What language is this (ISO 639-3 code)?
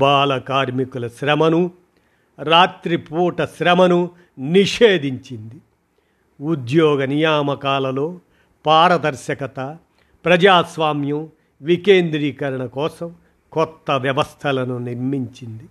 tel